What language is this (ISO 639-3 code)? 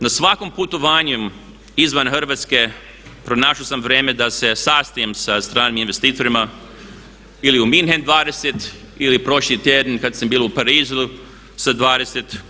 hrv